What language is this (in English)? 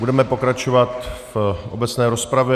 Czech